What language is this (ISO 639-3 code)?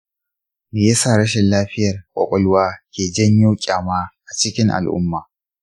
hau